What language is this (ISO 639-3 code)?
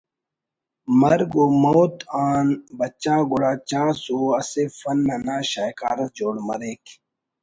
brh